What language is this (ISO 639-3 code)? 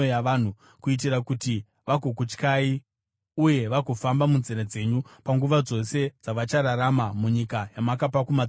sna